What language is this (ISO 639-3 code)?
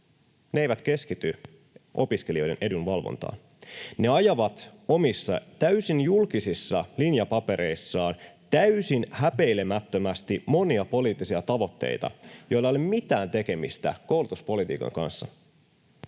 fin